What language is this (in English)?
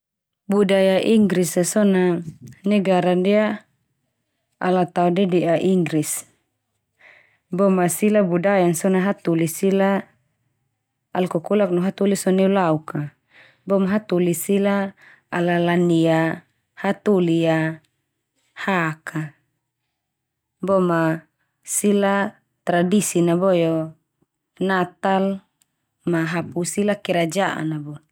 Termanu